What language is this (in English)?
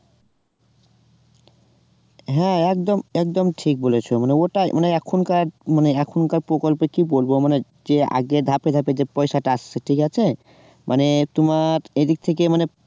Bangla